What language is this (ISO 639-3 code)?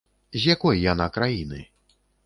bel